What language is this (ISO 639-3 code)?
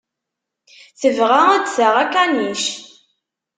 kab